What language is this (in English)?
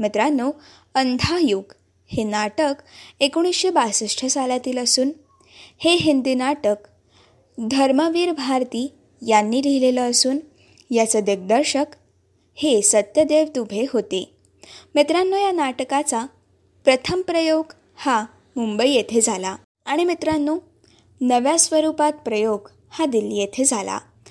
Marathi